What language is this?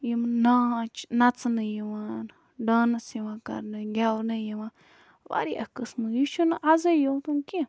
Kashmiri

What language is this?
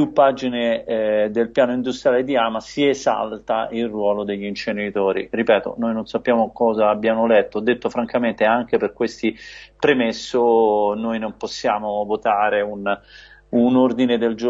Italian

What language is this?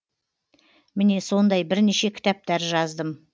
Kazakh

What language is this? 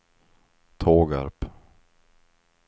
Swedish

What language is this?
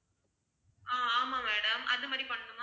Tamil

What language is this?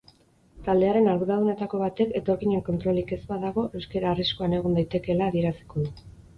Basque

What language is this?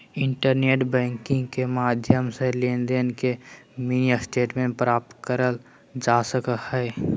Magahi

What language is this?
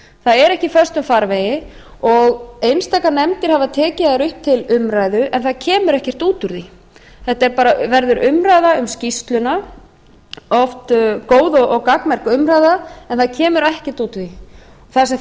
Icelandic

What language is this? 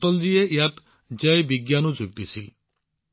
Assamese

